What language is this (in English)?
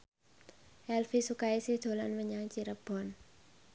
Javanese